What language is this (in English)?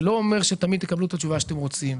Hebrew